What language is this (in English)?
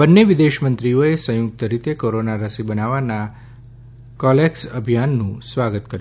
Gujarati